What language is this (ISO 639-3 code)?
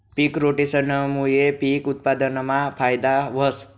mar